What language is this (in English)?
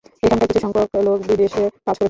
Bangla